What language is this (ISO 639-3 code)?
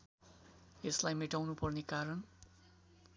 nep